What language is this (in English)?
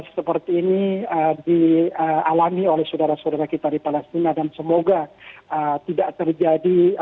Indonesian